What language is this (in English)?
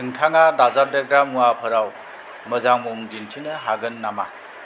Bodo